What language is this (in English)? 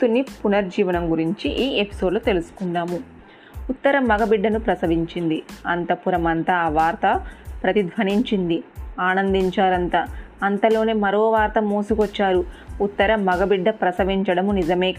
Telugu